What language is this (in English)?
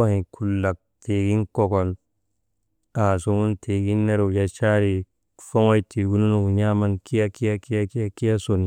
Maba